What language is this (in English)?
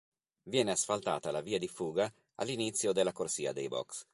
Italian